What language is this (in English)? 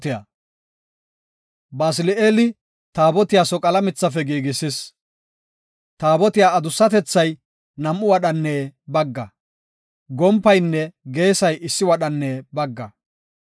Gofa